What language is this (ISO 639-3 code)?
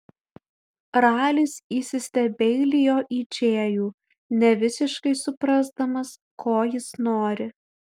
lit